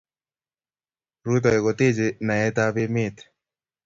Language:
Kalenjin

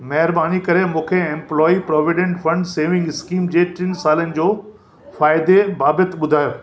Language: Sindhi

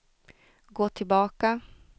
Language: Swedish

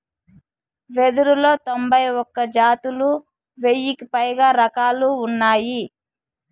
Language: Telugu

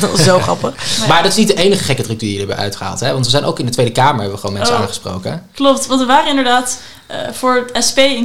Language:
Dutch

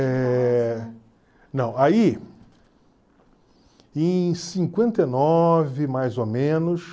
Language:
Portuguese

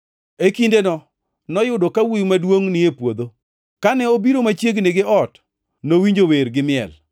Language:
Luo (Kenya and Tanzania)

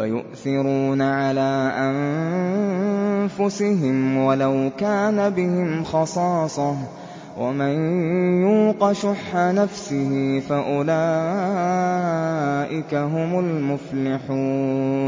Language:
Arabic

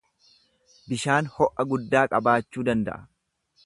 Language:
Oromo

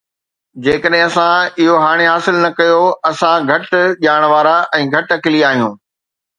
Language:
Sindhi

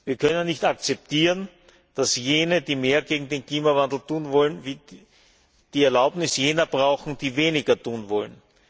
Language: German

